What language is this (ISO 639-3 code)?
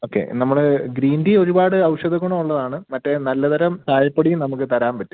mal